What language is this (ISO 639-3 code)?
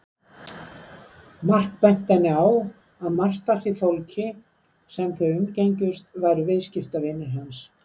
isl